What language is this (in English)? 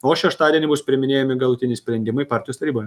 Lithuanian